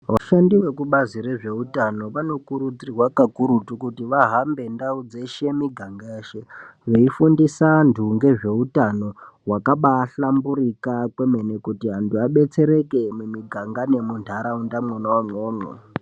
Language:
Ndau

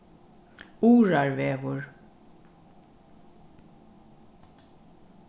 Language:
Faroese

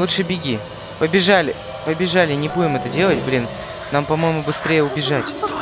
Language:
Russian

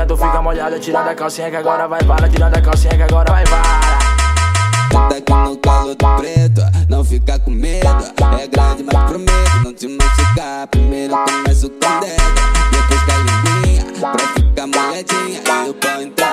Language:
Portuguese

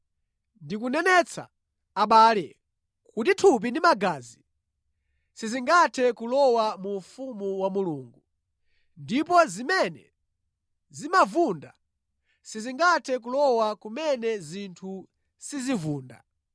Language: Nyanja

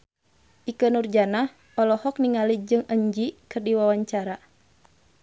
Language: Sundanese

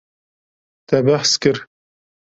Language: Kurdish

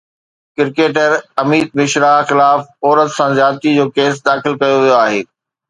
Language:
Sindhi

